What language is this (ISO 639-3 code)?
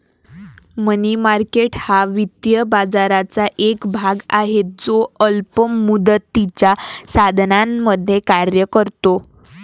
mar